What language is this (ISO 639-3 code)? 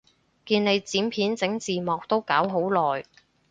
yue